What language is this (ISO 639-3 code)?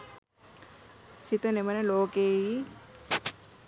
sin